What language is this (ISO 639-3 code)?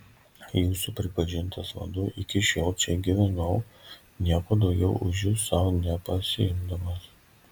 lit